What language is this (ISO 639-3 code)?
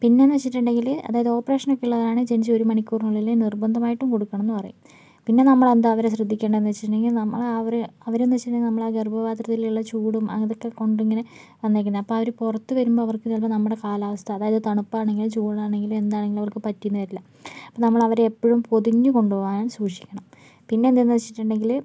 mal